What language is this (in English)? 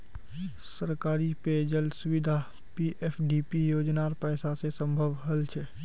Magahi